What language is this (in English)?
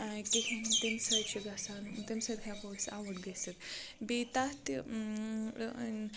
Kashmiri